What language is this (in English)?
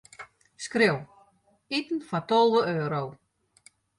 Western Frisian